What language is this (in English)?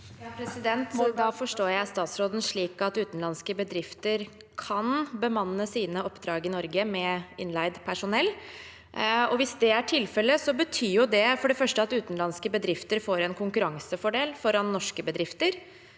Norwegian